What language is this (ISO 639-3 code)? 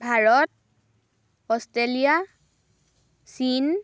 asm